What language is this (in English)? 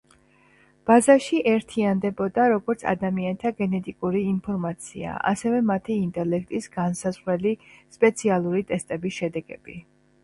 Georgian